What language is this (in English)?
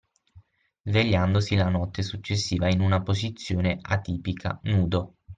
Italian